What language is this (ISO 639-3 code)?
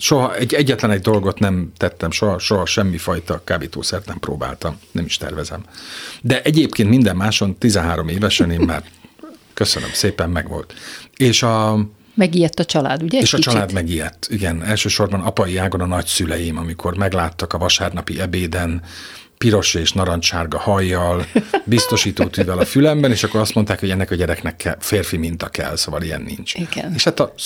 hun